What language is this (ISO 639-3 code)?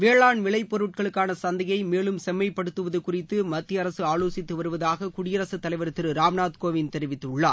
tam